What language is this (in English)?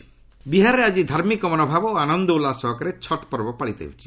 Odia